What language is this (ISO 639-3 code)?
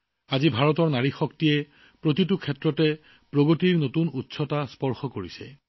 asm